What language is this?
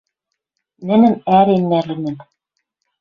Western Mari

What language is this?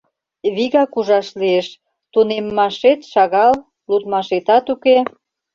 Mari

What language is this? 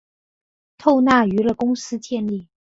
Chinese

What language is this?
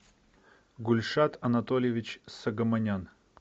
Russian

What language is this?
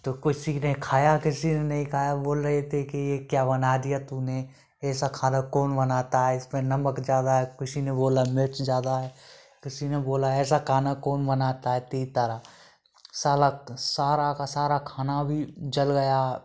Hindi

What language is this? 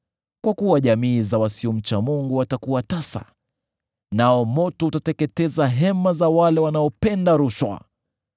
Swahili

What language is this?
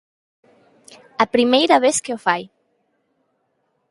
Galician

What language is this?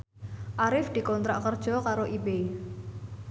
Javanese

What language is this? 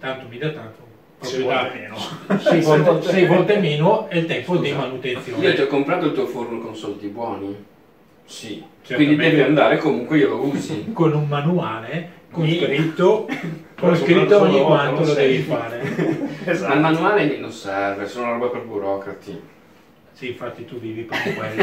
Italian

